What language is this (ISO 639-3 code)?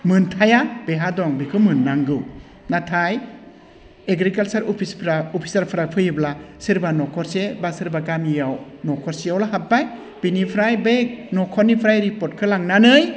brx